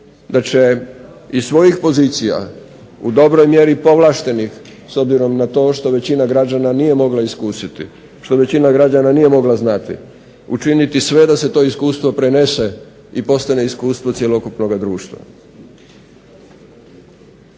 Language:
Croatian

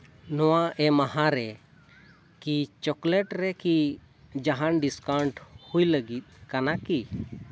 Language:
Santali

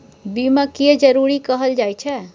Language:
Maithili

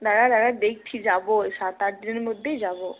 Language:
Bangla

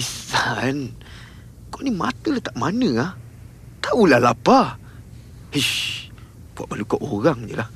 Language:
Malay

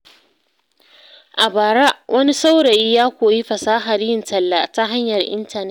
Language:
Hausa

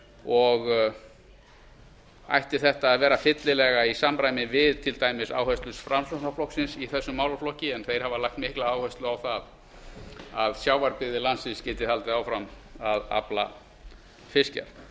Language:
Icelandic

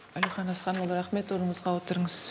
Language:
Kazakh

